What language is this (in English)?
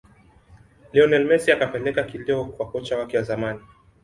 Swahili